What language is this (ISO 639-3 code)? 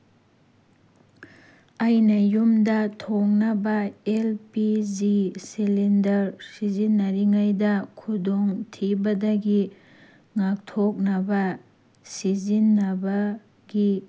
mni